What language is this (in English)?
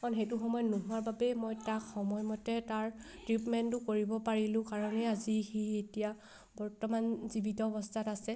Assamese